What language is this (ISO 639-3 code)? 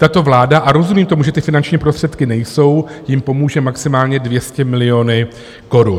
ces